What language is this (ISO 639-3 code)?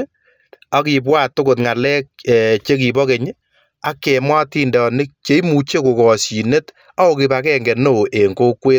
kln